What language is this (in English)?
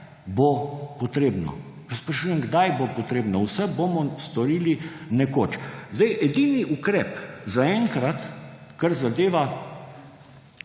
Slovenian